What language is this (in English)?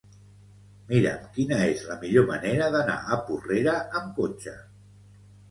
Catalan